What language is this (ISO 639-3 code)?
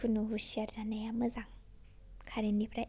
brx